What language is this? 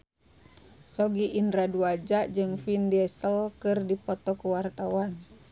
Sundanese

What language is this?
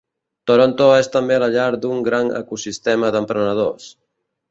Catalan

